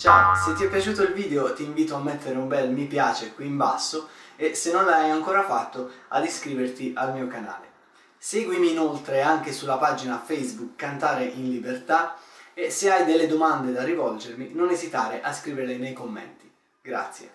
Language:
Italian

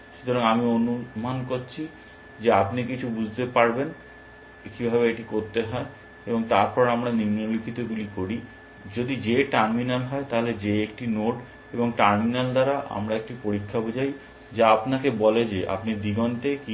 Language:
Bangla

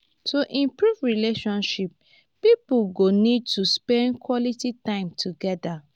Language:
Nigerian Pidgin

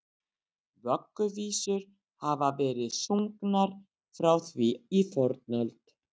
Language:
Icelandic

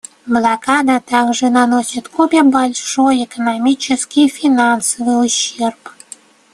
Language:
Russian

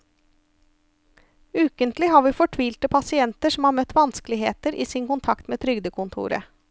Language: Norwegian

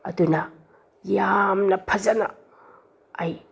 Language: Manipuri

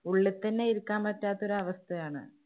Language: Malayalam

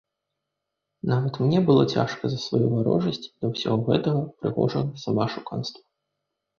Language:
Belarusian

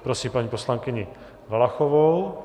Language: Czech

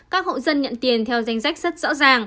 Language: Vietnamese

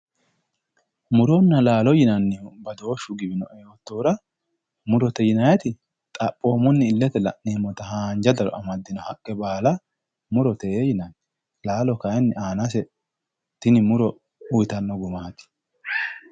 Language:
Sidamo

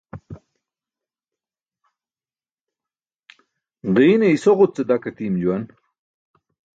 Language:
Burushaski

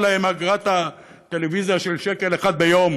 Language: Hebrew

